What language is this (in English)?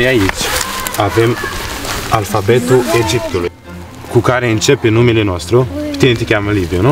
Romanian